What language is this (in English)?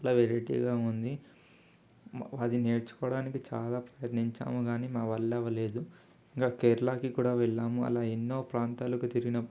Telugu